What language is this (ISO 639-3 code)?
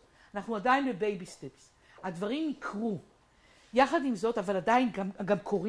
heb